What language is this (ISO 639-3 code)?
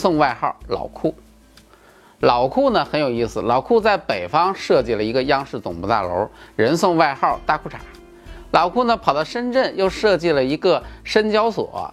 zho